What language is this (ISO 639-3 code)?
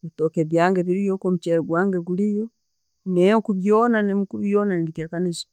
ttj